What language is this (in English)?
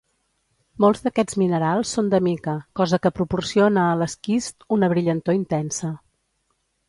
Catalan